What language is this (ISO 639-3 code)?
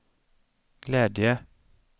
swe